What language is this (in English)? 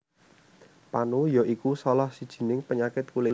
Javanese